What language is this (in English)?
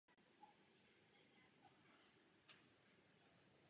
Czech